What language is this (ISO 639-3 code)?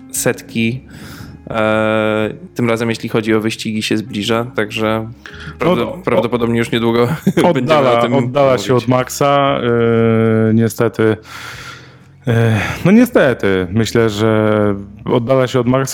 pol